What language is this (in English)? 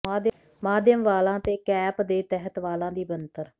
Punjabi